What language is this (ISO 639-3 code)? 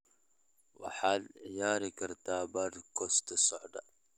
som